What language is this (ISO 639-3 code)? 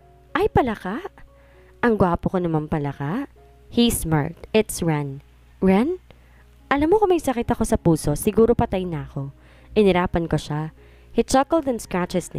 fil